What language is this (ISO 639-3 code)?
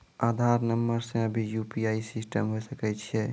mai